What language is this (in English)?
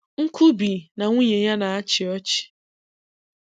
Igbo